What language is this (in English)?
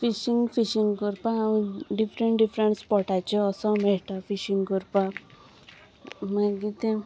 Konkani